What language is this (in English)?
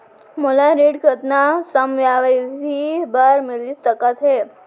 Chhattisgarhi